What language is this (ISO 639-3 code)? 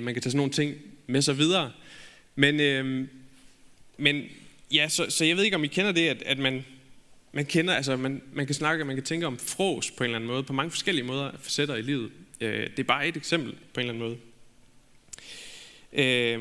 dan